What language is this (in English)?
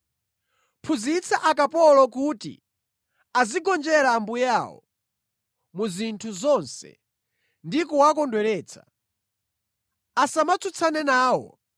Nyanja